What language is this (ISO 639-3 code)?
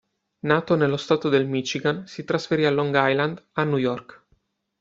ita